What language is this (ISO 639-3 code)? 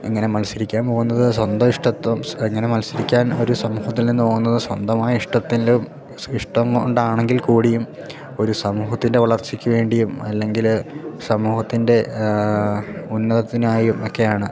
mal